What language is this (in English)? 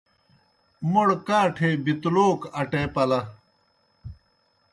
Kohistani Shina